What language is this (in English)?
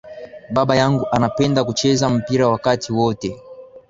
Swahili